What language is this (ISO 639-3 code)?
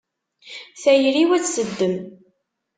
kab